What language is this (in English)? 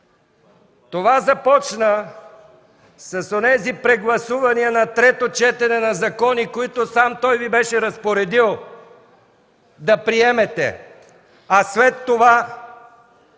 Bulgarian